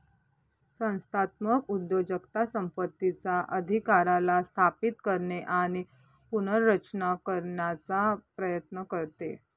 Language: Marathi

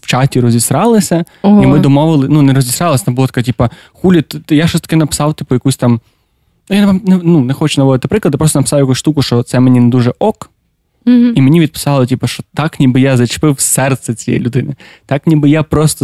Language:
Ukrainian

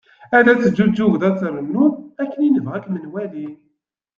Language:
Kabyle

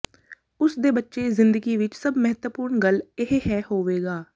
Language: Punjabi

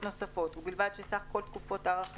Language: Hebrew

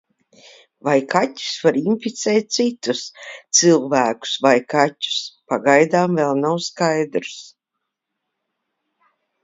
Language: Latvian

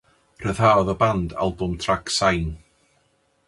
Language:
Welsh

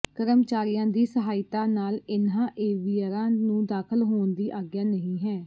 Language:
Punjabi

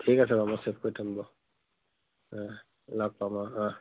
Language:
Assamese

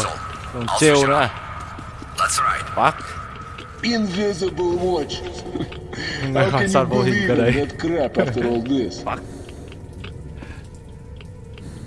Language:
Vietnamese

